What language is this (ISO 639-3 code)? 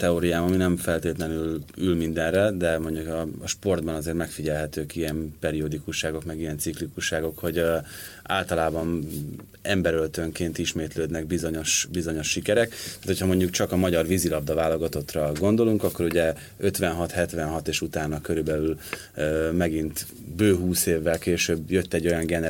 hun